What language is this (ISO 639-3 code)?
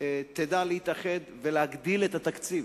heb